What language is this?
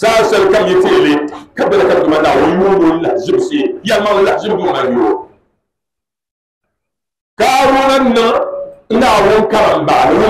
Arabic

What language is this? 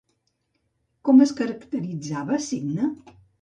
Catalan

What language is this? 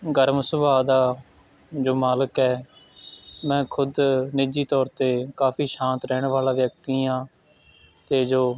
Punjabi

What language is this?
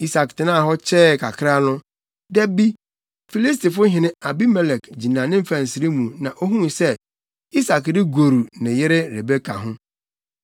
Akan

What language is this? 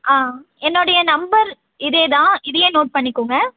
Tamil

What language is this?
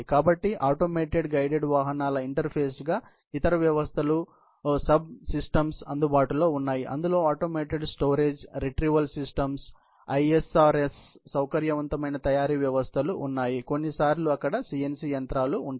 Telugu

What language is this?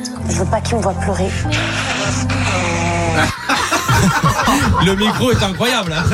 French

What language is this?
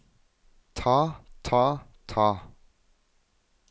Norwegian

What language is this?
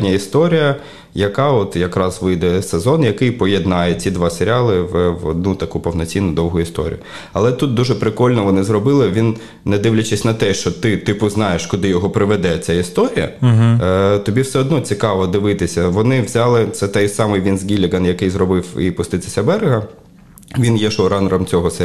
Ukrainian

